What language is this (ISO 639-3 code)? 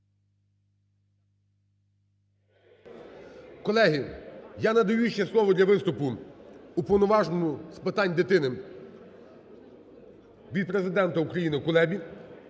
ukr